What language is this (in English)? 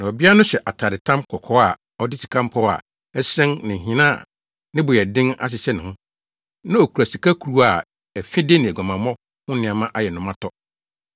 Akan